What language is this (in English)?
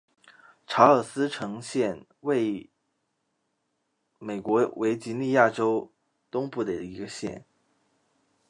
Chinese